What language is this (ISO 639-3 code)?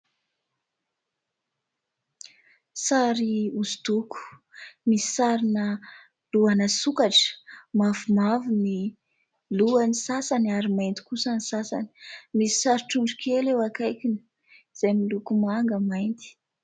mlg